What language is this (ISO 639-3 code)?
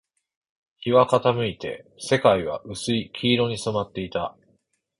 jpn